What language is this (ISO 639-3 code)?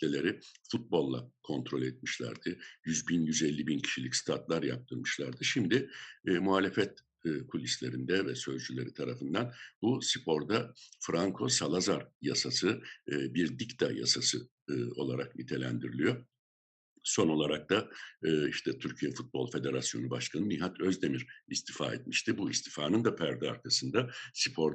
tur